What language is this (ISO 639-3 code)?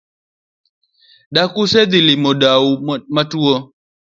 luo